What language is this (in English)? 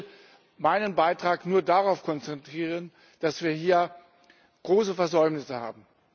German